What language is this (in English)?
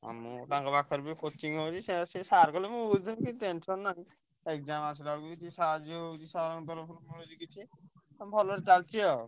Odia